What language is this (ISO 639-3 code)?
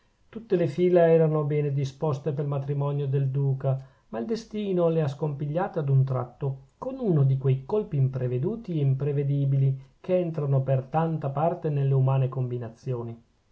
ita